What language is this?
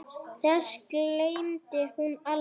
Icelandic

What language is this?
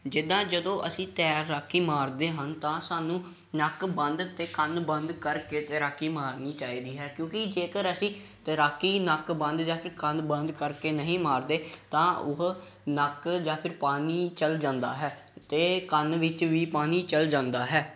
Punjabi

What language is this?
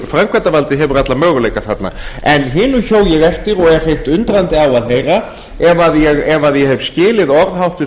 Icelandic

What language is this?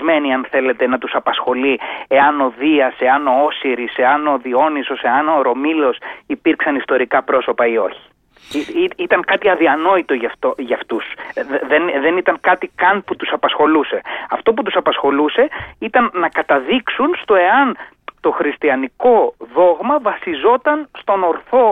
Greek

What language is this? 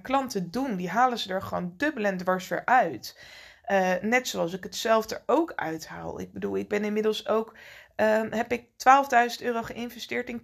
Dutch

